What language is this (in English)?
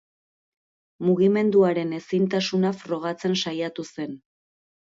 Basque